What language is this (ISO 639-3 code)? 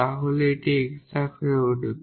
ben